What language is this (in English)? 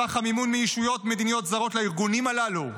Hebrew